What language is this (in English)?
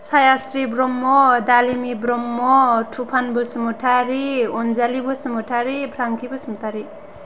Bodo